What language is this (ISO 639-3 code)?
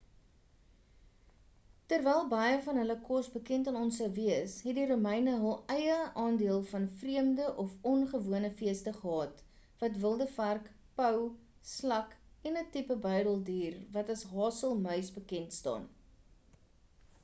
afr